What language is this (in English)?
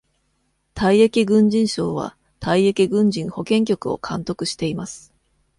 Japanese